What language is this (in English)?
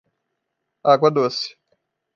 Portuguese